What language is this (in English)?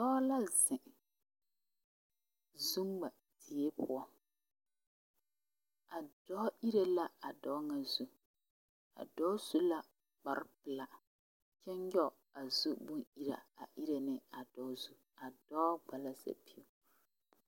Southern Dagaare